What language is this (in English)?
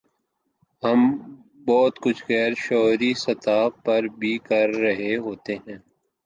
Urdu